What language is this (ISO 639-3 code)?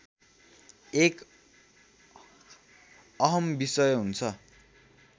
nep